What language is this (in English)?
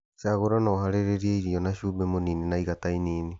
Kikuyu